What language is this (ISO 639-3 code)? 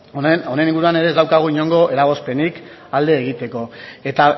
eus